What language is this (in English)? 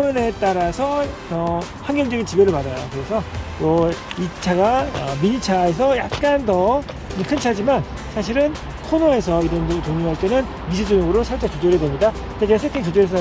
Korean